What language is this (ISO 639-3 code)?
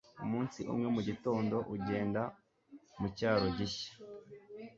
kin